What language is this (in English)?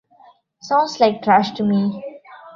English